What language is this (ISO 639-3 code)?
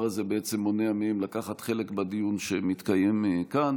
heb